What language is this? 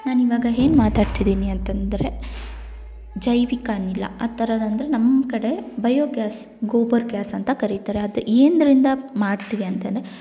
Kannada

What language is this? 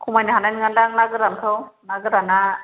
Bodo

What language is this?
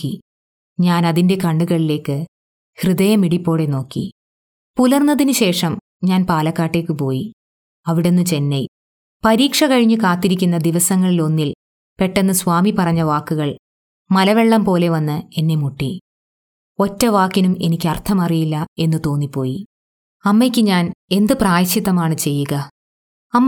Malayalam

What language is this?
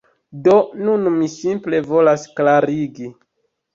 Esperanto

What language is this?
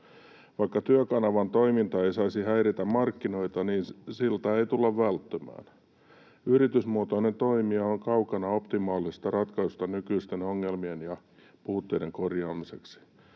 Finnish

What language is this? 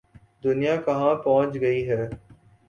Urdu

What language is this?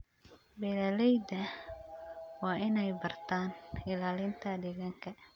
Somali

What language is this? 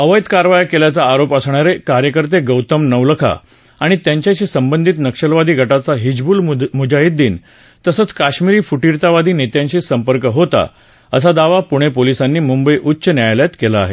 Marathi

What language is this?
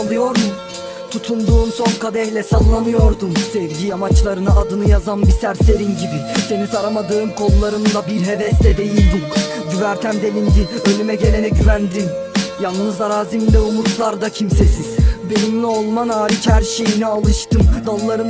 Turkish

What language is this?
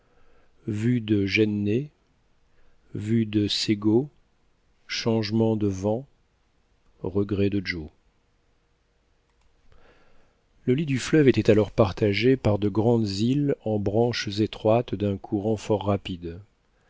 French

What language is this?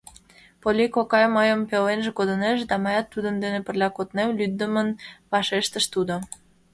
Mari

